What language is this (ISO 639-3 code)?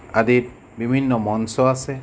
asm